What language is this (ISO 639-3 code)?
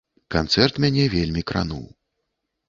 bel